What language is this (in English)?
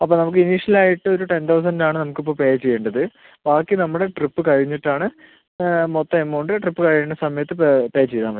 Malayalam